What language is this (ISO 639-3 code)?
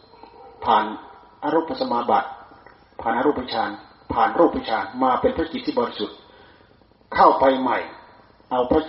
tha